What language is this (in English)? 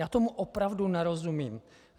Czech